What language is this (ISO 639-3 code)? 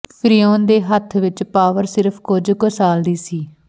pan